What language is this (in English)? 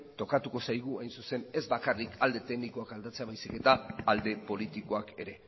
Basque